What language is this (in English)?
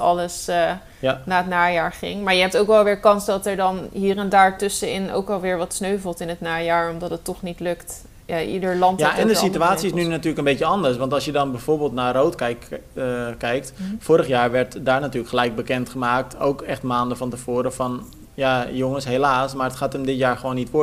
Dutch